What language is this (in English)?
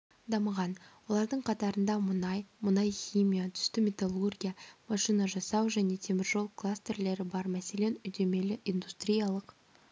Kazakh